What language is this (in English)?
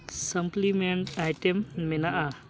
Santali